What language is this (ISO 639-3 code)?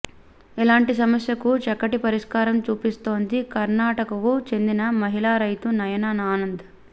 tel